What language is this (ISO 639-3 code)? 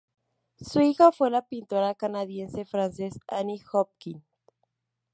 spa